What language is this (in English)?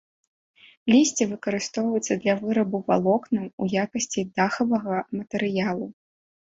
Belarusian